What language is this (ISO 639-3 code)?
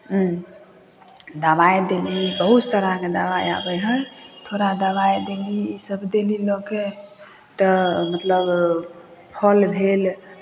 mai